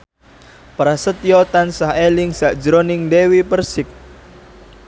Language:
Javanese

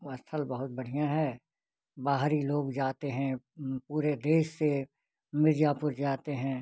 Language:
Hindi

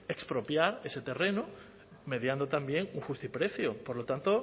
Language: Spanish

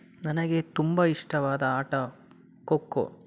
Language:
Kannada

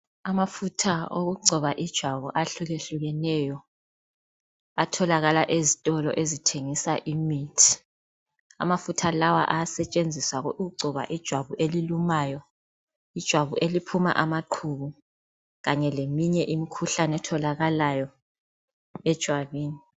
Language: North Ndebele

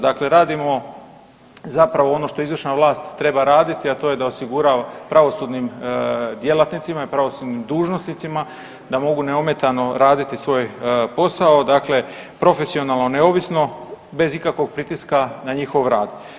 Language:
Croatian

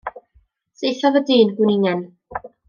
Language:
Welsh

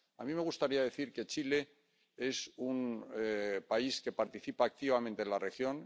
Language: Spanish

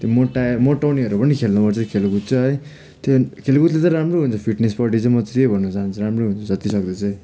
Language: Nepali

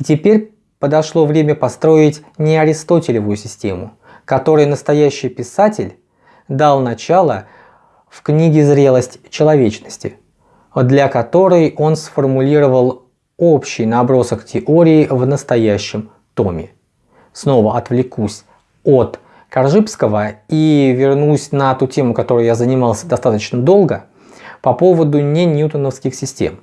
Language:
Russian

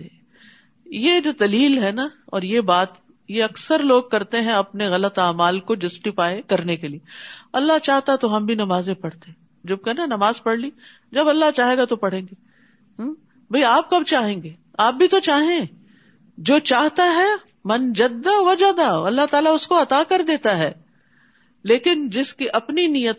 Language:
Urdu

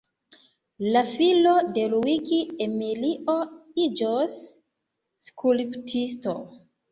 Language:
Esperanto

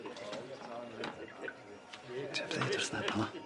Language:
Welsh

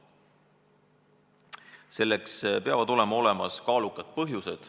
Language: Estonian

